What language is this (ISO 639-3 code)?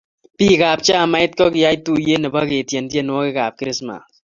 kln